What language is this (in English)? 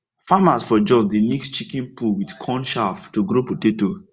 Nigerian Pidgin